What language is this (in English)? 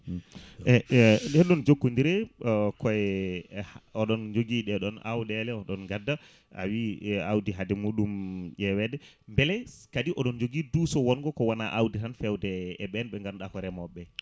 Fula